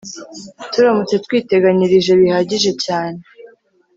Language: Kinyarwanda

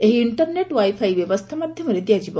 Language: Odia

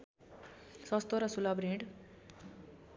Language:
Nepali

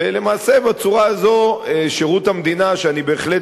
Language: Hebrew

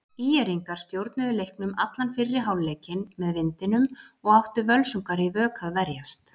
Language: Icelandic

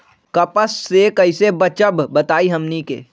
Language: Magahi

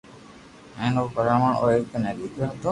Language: Loarki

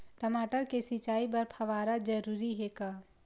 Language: Chhattisgarhi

